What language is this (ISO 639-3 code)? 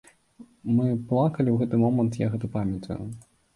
bel